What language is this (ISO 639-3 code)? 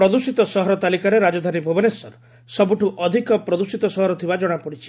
ori